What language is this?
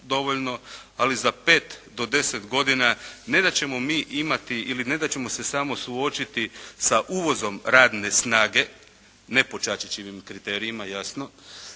Croatian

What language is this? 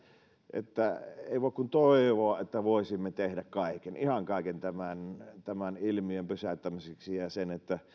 Finnish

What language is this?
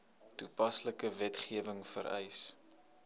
Afrikaans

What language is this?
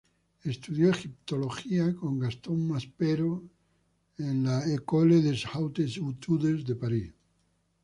Spanish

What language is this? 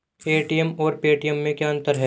Hindi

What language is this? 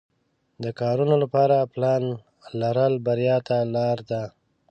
Pashto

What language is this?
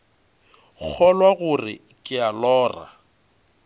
Northern Sotho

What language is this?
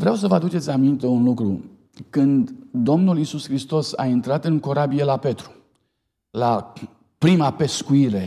Romanian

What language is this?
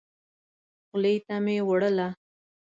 Pashto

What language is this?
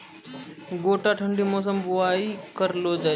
Maithili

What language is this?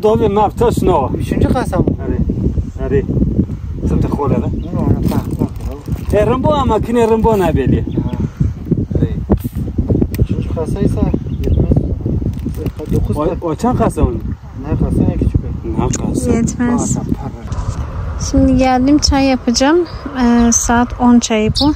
Turkish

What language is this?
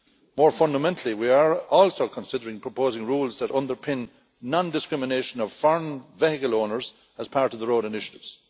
English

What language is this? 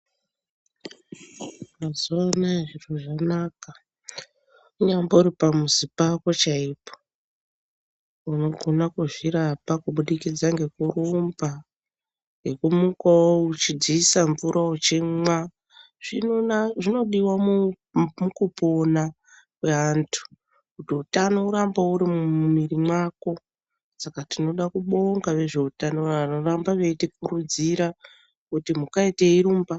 Ndau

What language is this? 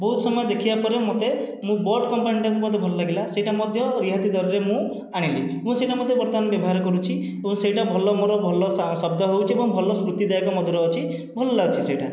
Odia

